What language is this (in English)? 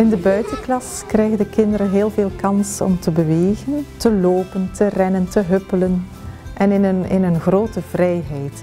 Dutch